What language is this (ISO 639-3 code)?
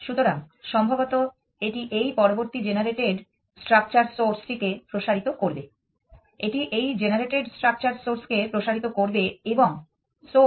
ben